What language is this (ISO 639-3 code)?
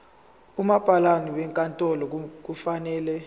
zul